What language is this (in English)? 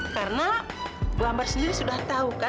Indonesian